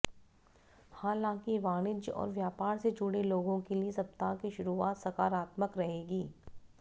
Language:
Hindi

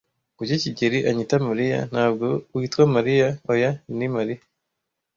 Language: Kinyarwanda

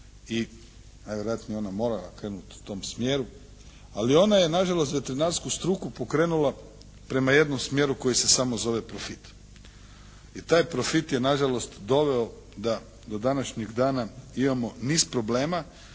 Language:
Croatian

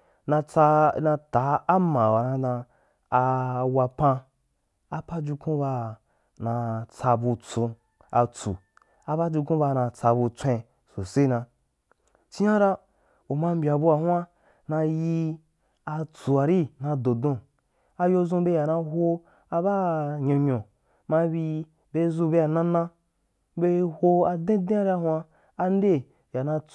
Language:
Wapan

